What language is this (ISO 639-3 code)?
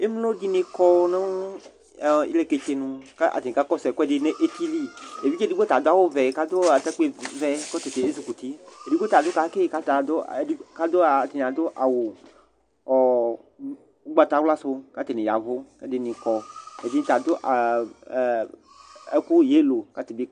kpo